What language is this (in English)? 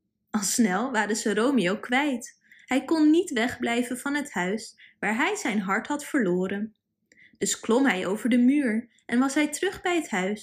Dutch